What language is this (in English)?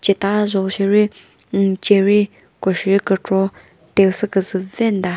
Chokri Naga